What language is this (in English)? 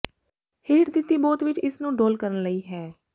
Punjabi